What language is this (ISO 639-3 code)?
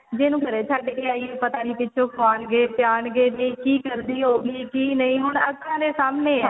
pan